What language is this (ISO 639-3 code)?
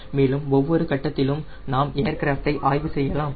tam